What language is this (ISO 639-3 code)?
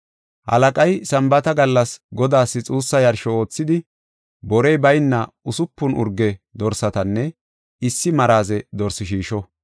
gof